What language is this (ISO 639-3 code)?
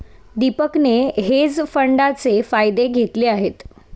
mar